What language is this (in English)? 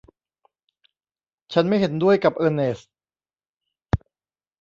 Thai